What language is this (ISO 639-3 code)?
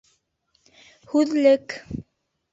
bak